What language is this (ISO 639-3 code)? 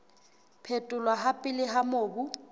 sot